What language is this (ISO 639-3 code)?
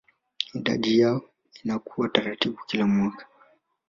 swa